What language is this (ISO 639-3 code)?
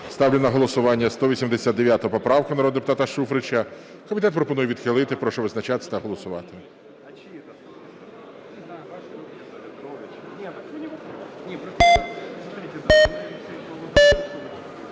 ukr